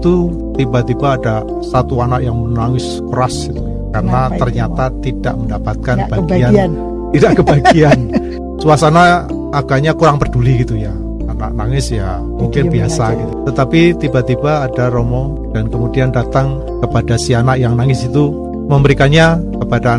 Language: Indonesian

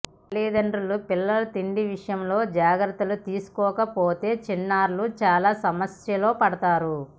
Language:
Telugu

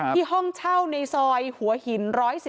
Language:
Thai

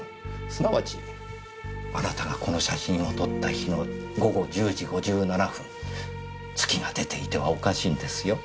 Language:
Japanese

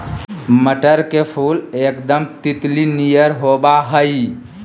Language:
Magahi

